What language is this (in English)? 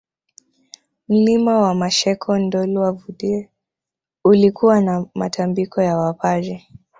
Swahili